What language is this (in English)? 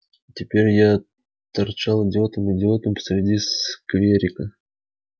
Russian